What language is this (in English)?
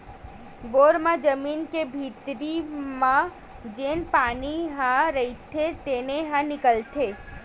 Chhattisgarhi